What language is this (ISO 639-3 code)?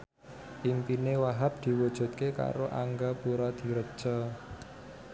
jav